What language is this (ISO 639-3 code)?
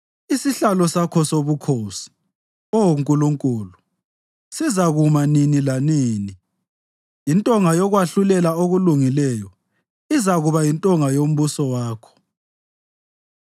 nde